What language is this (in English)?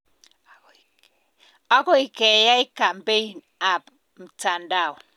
Kalenjin